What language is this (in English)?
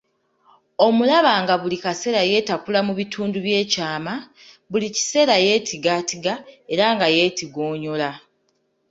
Ganda